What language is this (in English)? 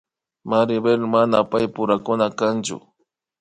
Imbabura Highland Quichua